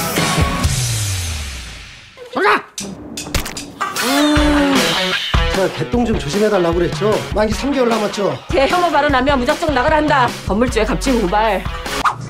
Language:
Korean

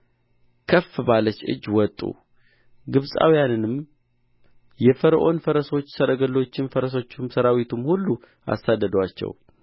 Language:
Amharic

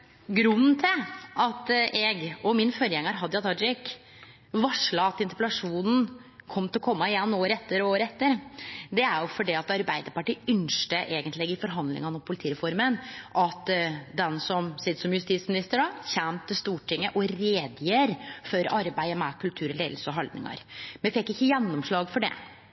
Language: Norwegian Nynorsk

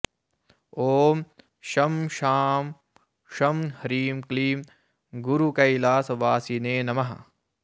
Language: Sanskrit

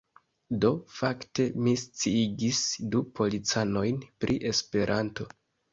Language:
Esperanto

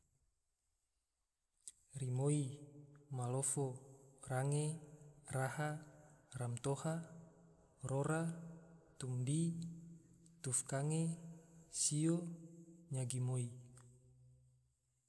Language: Tidore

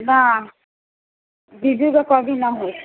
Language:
Maithili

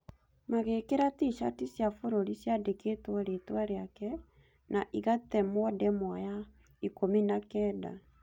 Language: Kikuyu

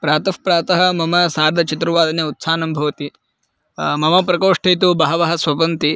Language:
Sanskrit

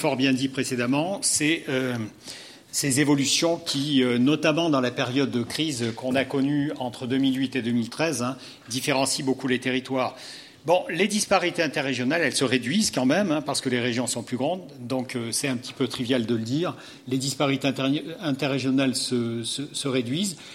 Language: French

